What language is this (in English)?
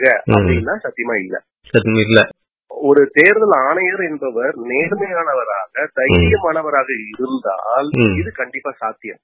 Tamil